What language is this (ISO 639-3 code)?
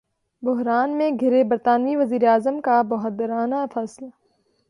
urd